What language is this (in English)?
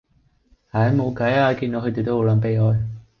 Cantonese